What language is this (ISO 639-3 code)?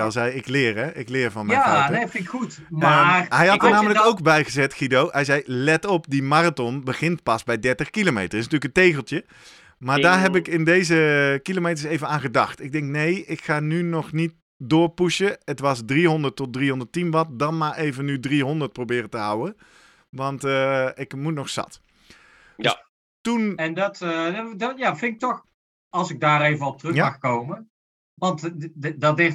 nld